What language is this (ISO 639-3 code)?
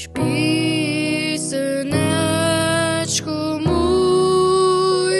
pol